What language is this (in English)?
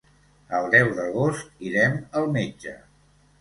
Catalan